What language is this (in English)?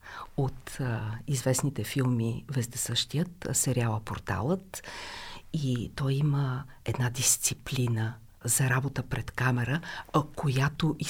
Bulgarian